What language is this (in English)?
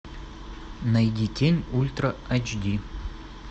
Russian